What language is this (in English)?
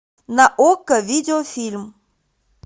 Russian